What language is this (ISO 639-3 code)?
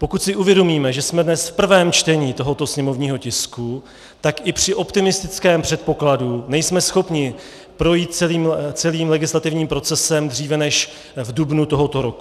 ces